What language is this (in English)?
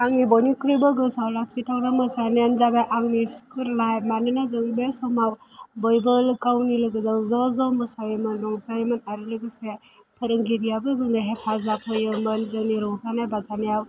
Bodo